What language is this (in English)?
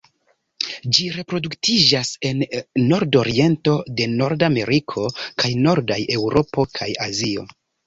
Esperanto